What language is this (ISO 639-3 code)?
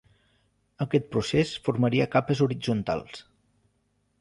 cat